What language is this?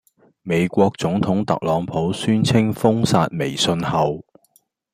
Cantonese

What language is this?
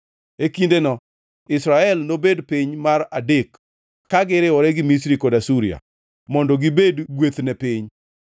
Luo (Kenya and Tanzania)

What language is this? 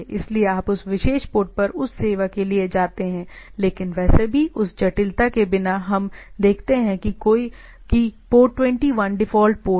Hindi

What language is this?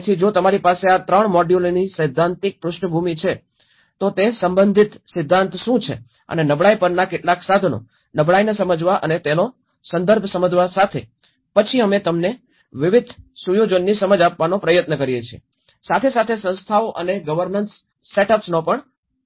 Gujarati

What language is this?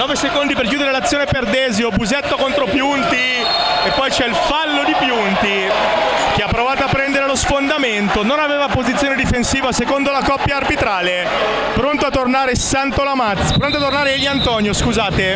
Italian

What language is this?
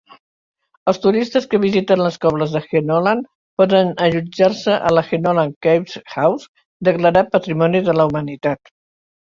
Catalan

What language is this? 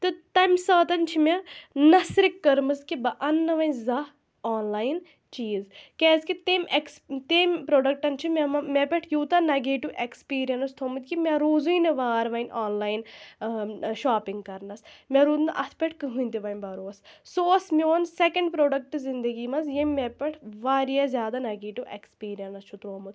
Kashmiri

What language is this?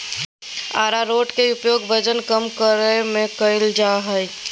Magahi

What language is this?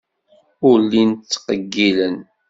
Kabyle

